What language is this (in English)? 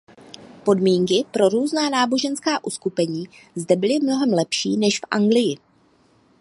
Czech